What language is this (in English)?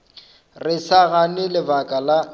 Northern Sotho